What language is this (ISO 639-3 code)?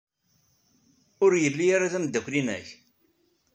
kab